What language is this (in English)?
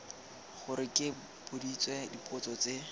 Tswana